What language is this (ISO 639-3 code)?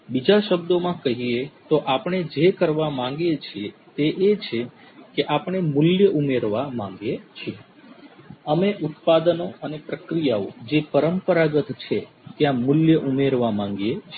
guj